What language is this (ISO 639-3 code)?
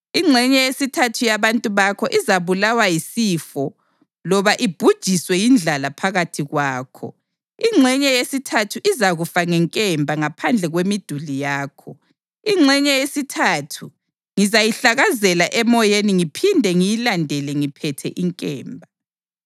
nde